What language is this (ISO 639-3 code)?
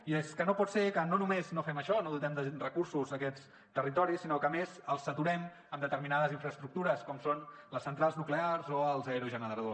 cat